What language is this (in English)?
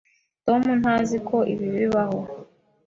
Kinyarwanda